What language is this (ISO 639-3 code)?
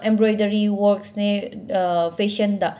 mni